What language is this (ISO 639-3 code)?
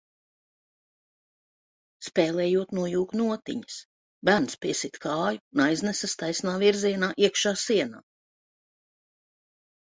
lav